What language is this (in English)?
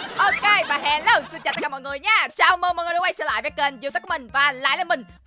Vietnamese